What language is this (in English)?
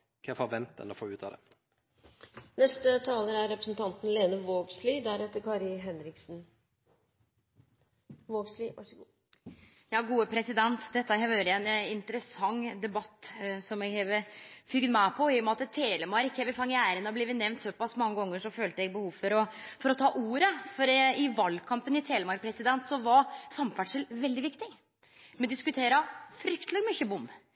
Norwegian